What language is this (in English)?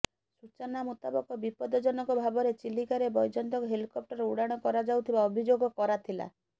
Odia